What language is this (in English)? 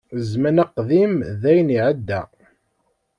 Kabyle